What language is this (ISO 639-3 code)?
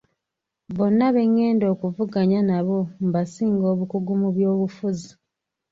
lug